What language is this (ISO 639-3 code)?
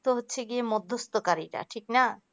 ben